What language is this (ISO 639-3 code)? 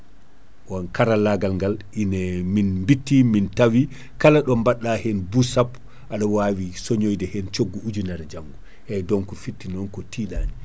ful